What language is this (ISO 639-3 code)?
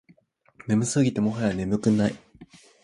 jpn